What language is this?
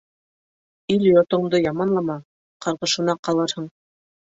Bashkir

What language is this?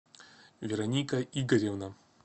Russian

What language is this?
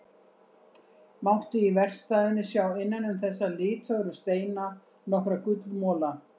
Icelandic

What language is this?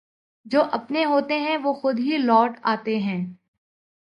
Urdu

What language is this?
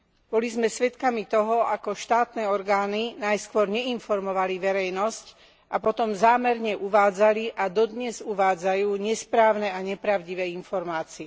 Slovak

